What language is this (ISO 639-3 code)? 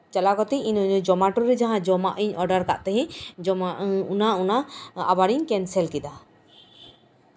sat